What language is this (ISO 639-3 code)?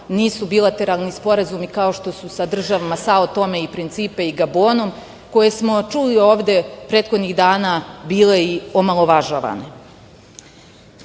srp